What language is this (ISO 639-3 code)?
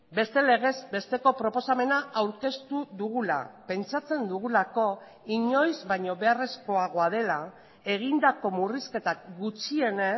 eus